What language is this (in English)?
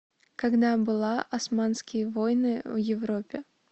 Russian